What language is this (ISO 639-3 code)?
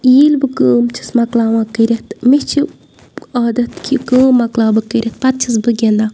kas